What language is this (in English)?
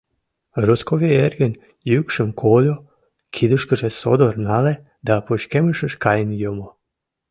Mari